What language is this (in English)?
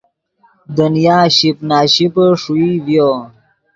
Yidgha